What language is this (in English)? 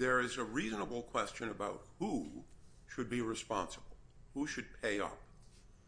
English